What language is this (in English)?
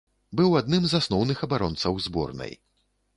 Belarusian